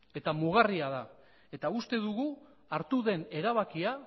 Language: Basque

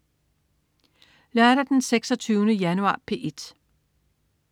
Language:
Danish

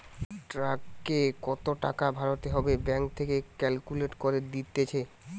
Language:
Bangla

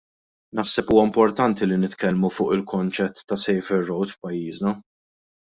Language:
Maltese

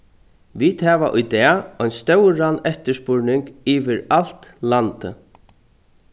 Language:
Faroese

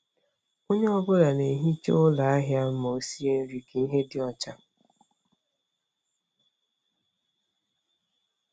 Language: Igbo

